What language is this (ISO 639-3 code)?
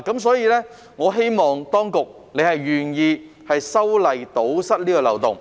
yue